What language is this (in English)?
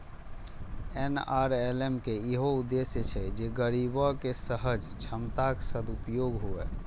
Maithili